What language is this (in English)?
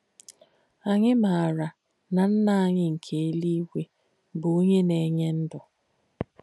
Igbo